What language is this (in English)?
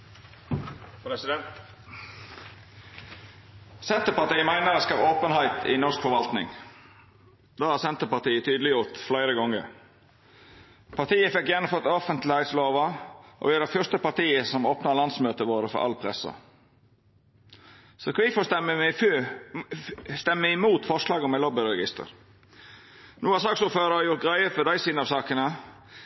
Norwegian Nynorsk